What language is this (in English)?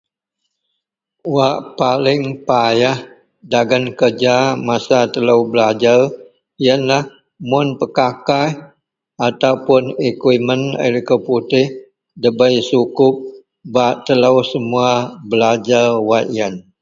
Central Melanau